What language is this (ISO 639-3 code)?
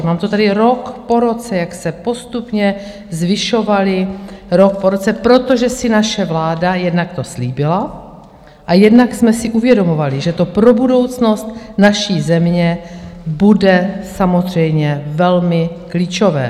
ces